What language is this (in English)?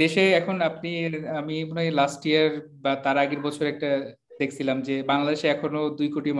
Bangla